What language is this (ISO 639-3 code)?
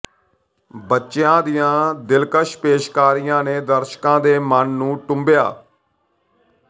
pan